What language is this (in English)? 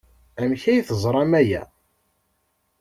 Kabyle